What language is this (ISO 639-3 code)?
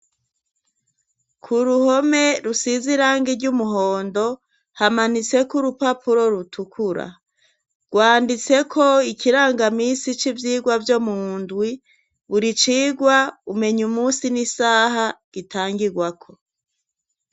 run